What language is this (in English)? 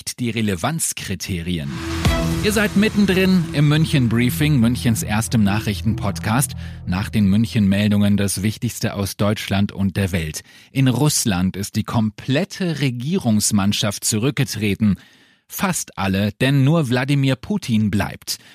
German